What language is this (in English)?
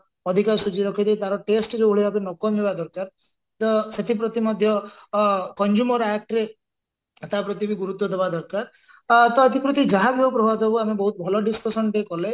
Odia